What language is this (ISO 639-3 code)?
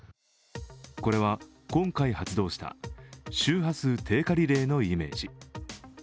jpn